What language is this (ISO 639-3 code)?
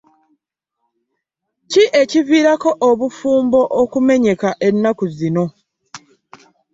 lug